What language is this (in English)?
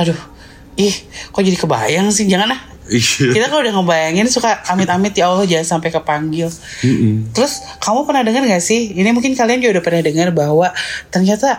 Indonesian